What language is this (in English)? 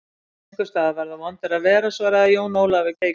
Icelandic